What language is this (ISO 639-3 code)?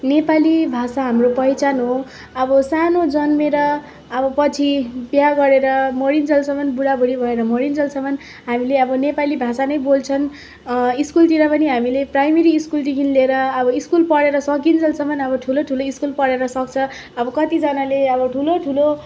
nep